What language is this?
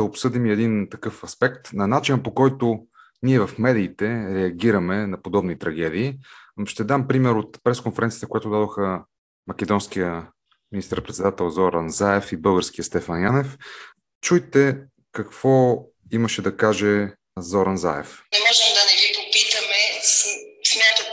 Bulgarian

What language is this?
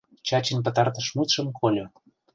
Mari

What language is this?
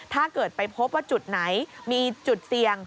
Thai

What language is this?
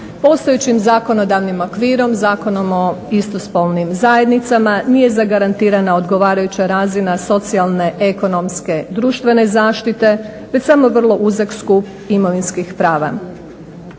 Croatian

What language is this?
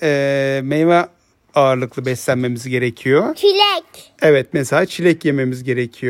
Turkish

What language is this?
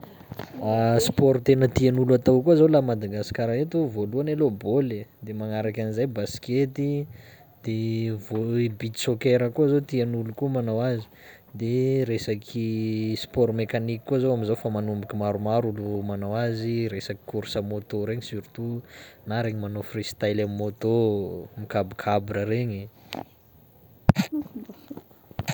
Sakalava Malagasy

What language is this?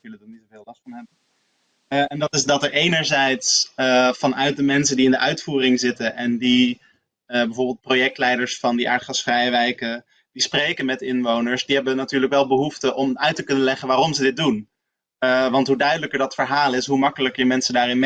Dutch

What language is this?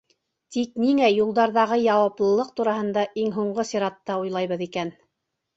Bashkir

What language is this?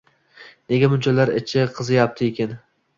Uzbek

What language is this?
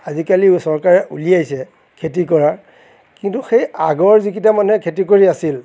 Assamese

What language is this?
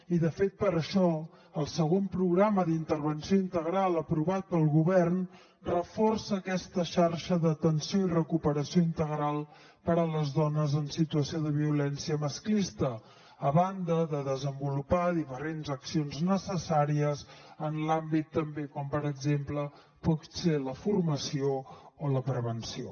Catalan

